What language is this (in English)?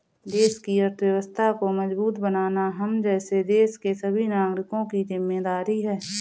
Hindi